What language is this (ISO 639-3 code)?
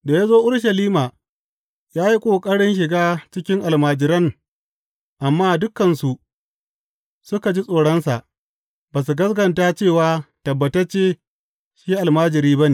hau